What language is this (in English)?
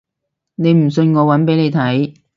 Cantonese